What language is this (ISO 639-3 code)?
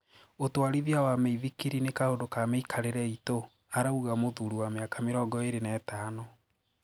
kik